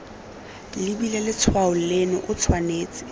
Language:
Tswana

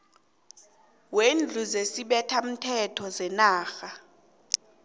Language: South Ndebele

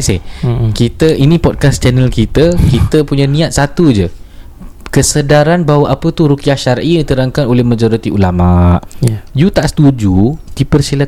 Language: Malay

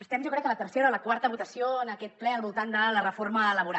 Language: Catalan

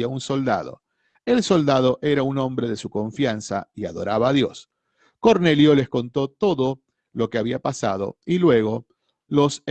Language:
Spanish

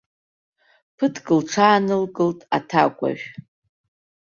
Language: Abkhazian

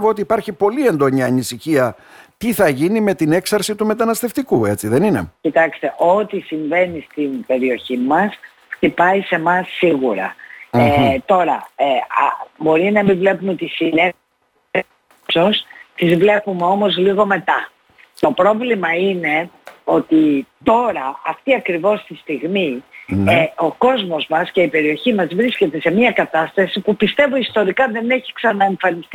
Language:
Greek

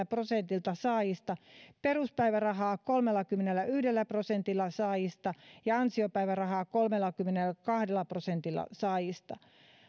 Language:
Finnish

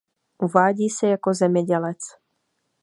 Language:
Czech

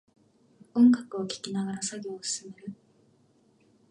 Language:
Japanese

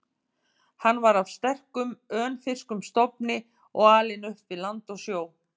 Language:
Icelandic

